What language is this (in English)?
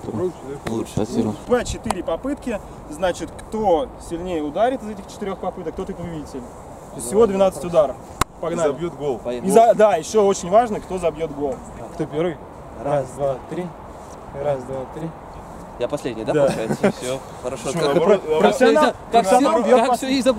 Russian